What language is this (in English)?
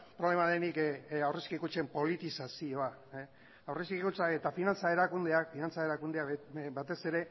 Basque